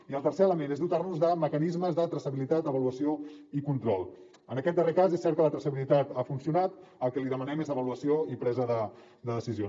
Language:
Catalan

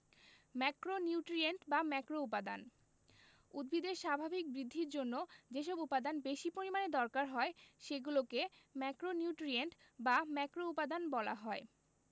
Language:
Bangla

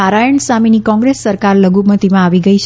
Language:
Gujarati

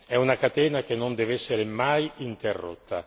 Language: Italian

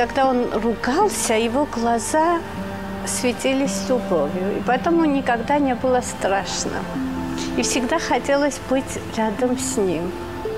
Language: Russian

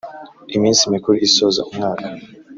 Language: Kinyarwanda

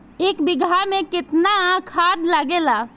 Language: Bhojpuri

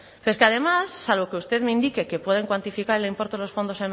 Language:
Spanish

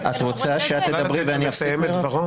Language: Hebrew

